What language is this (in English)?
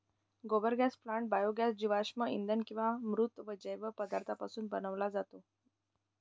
Marathi